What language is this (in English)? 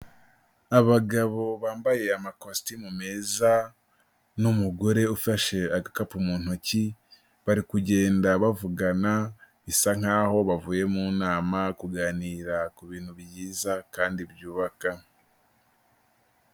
Kinyarwanda